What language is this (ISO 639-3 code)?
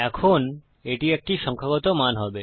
ben